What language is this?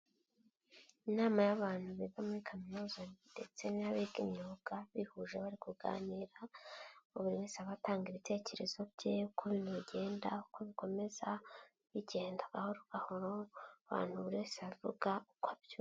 Kinyarwanda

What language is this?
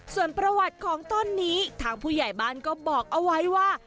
Thai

